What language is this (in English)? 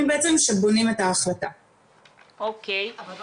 Hebrew